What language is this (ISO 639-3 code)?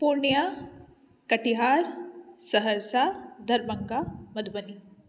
mai